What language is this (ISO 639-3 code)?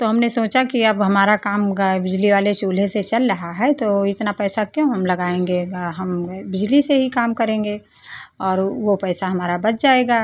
hin